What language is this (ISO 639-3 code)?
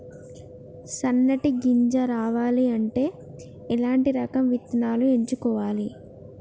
tel